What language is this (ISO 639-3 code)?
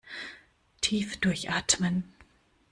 deu